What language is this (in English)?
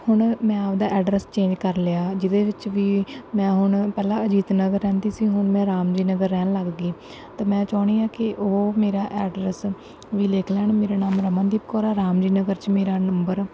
Punjabi